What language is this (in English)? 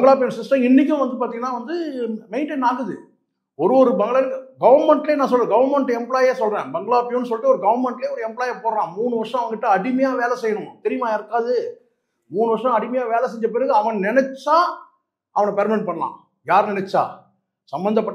Tamil